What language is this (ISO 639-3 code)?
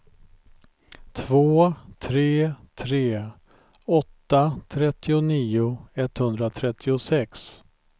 swe